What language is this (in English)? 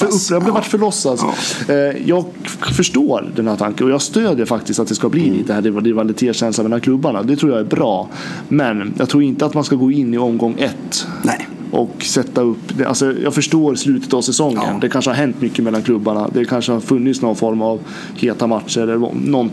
Swedish